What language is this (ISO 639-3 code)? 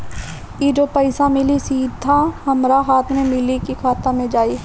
bho